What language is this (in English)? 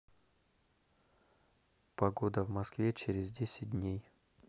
Russian